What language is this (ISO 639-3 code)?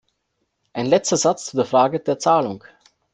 deu